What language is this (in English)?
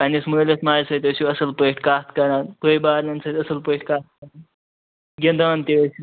Kashmiri